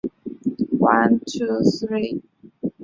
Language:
Chinese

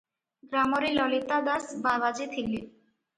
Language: Odia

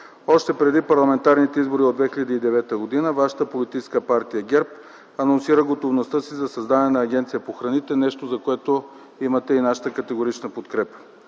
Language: Bulgarian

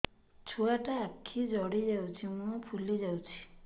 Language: Odia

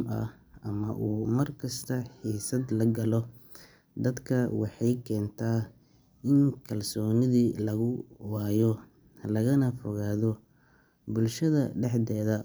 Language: Somali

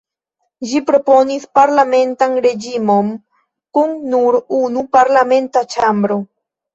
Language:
Esperanto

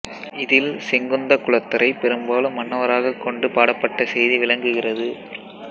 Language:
Tamil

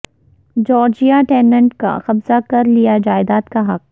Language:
Urdu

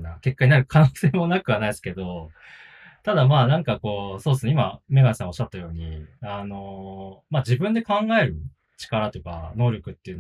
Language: Japanese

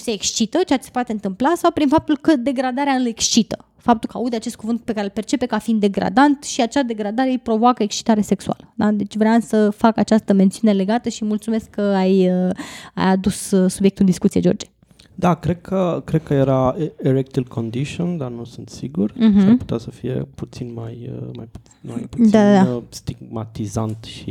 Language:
Romanian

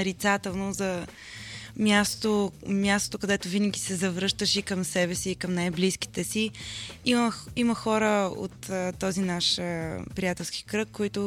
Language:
Bulgarian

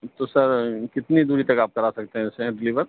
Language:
Urdu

